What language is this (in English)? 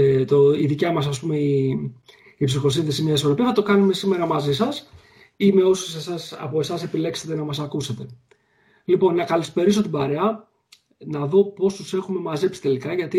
Greek